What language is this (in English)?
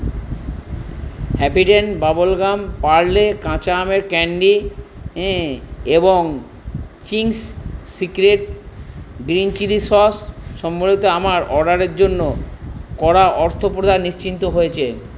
Bangla